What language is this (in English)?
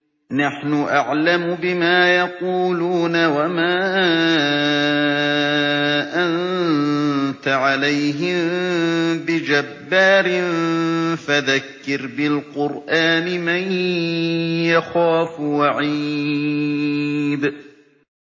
Arabic